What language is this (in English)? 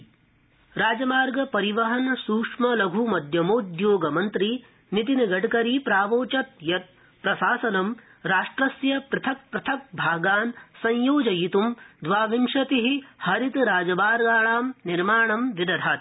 Sanskrit